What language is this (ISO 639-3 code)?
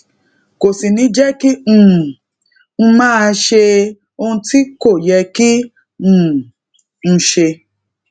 yor